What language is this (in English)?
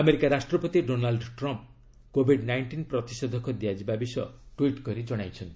Odia